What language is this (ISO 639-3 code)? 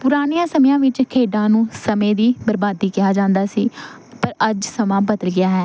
pan